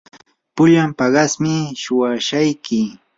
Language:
Yanahuanca Pasco Quechua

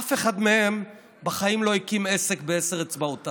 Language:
Hebrew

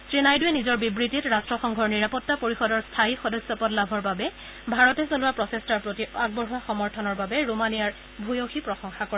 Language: Assamese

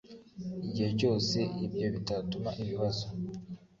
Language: Kinyarwanda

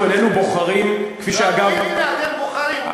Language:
Hebrew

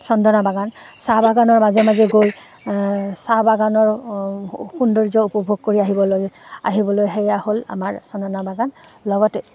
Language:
Assamese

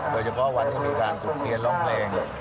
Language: Thai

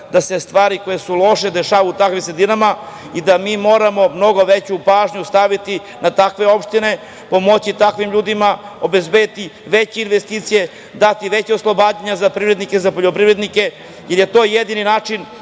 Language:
Serbian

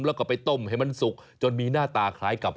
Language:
Thai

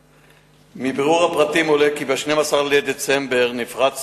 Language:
Hebrew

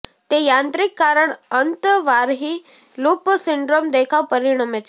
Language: Gujarati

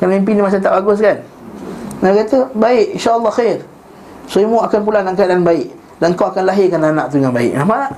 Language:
Malay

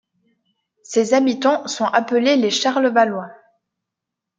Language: French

